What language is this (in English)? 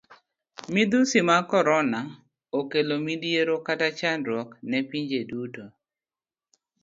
Luo (Kenya and Tanzania)